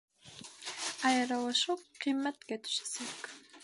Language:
Bashkir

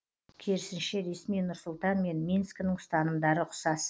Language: Kazakh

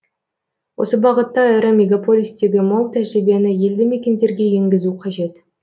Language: Kazakh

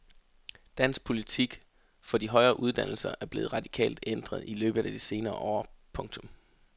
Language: Danish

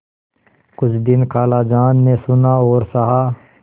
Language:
Hindi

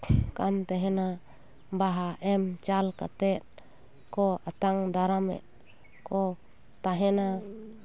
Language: Santali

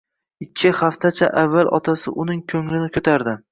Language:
Uzbek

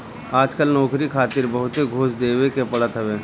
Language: Bhojpuri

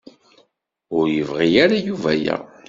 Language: Kabyle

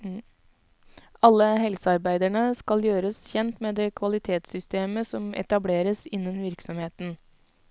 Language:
Norwegian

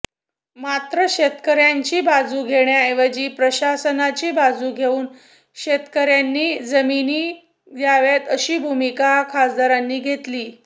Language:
Marathi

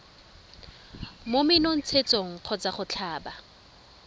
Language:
Tswana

